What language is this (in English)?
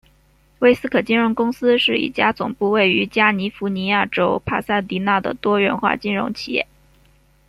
Chinese